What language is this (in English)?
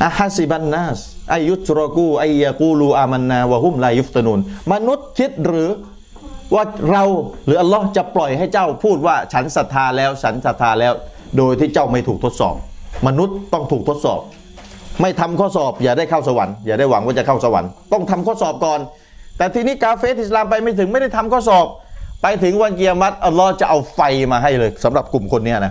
Thai